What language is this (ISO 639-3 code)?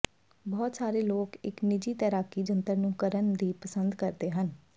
pan